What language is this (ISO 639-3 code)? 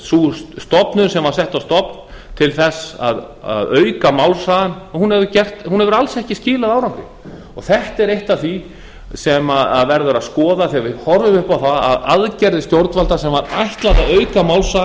isl